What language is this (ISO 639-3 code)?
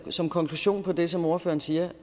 dan